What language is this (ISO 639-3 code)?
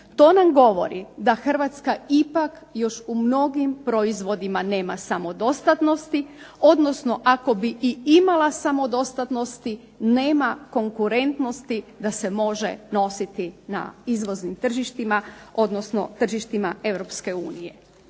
hrv